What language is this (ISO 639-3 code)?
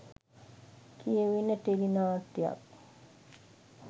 sin